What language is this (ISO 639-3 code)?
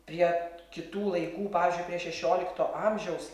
lit